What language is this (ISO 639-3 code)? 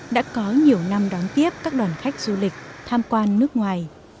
vie